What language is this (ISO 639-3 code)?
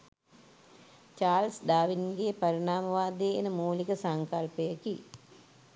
sin